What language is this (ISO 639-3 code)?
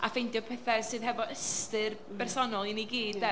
cym